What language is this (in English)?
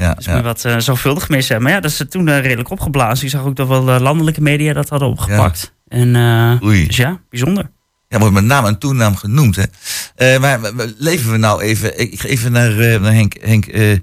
Dutch